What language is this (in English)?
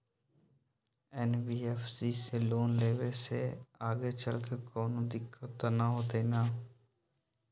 Magahi